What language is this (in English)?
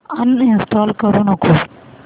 Marathi